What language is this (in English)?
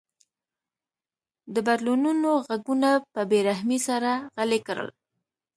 Pashto